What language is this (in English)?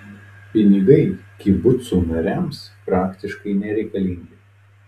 Lithuanian